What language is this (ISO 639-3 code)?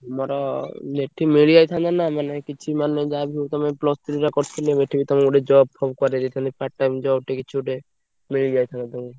ori